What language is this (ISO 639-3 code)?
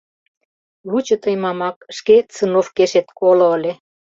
chm